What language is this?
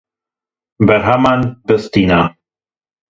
Kurdish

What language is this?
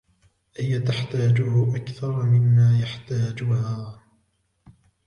Arabic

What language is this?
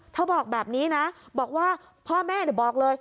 Thai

